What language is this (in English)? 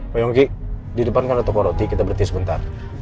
Indonesian